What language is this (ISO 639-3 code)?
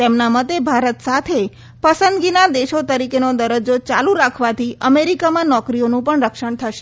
guj